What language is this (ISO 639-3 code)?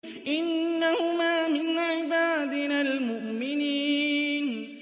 ara